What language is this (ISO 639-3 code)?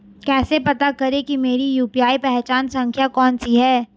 hin